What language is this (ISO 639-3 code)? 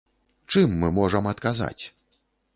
bel